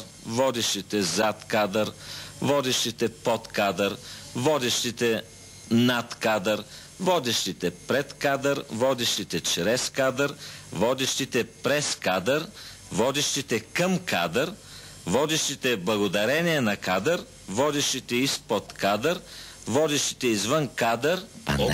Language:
Bulgarian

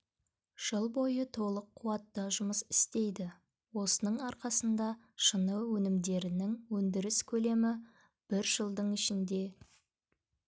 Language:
Kazakh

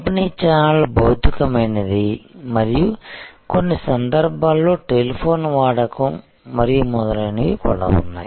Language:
Telugu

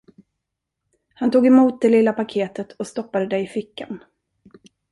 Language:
Swedish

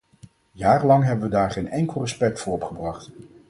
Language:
Dutch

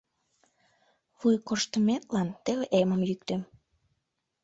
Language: Mari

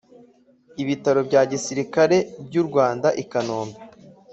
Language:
Kinyarwanda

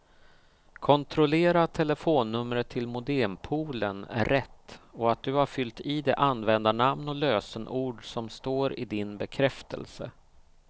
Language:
Swedish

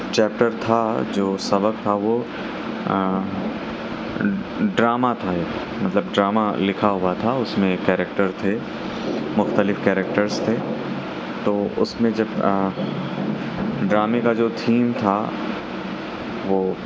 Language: Urdu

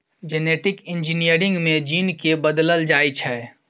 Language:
Maithili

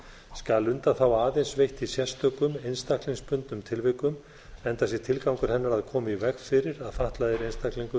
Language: Icelandic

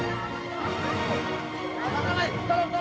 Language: Indonesian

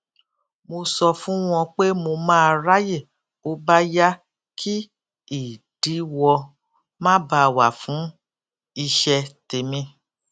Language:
Yoruba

